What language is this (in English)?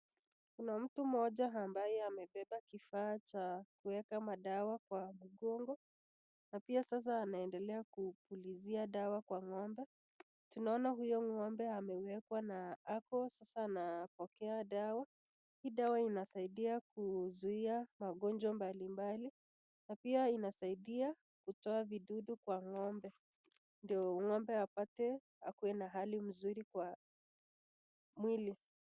Swahili